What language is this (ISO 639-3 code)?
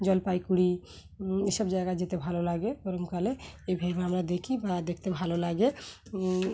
ben